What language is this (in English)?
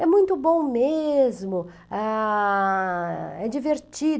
Portuguese